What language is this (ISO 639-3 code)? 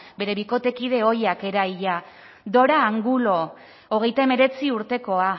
eus